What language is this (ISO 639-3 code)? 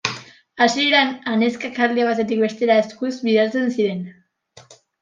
eus